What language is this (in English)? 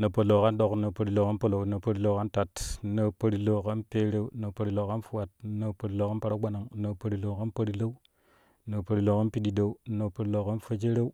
Kushi